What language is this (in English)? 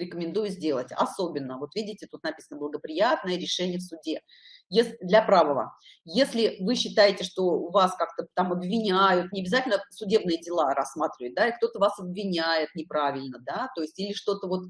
Russian